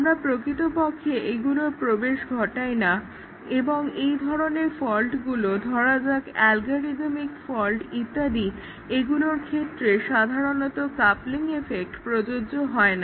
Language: Bangla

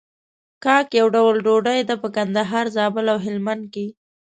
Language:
Pashto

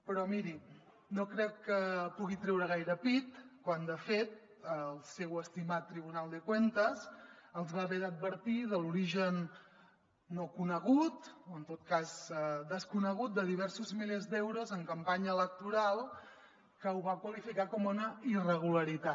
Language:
Catalan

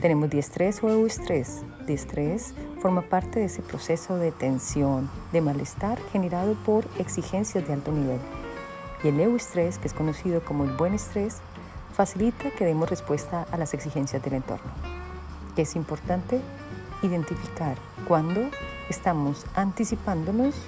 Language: Spanish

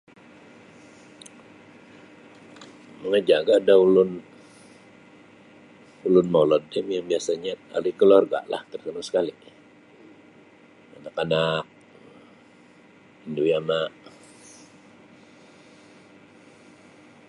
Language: Sabah Bisaya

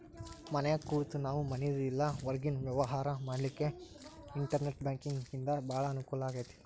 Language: Kannada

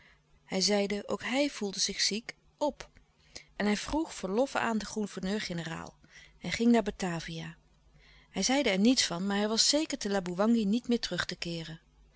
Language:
Dutch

